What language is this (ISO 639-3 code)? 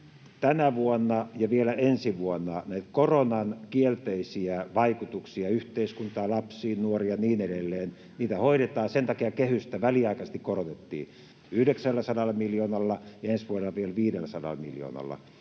fin